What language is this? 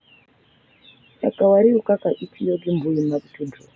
Luo (Kenya and Tanzania)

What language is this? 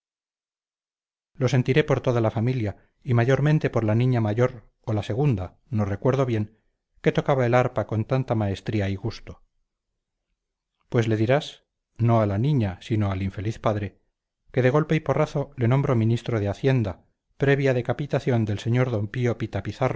Spanish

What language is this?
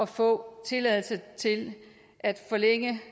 Danish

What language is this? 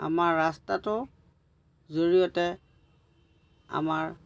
Assamese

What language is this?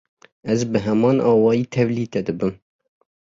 Kurdish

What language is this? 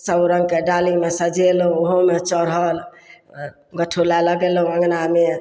Maithili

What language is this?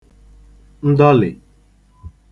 Igbo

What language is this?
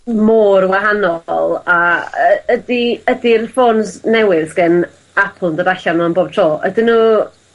Welsh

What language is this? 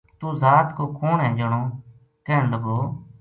Gujari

